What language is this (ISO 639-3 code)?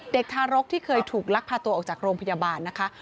tha